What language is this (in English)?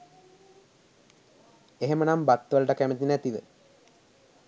Sinhala